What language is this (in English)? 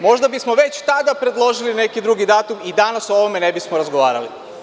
Serbian